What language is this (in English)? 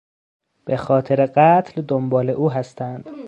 Persian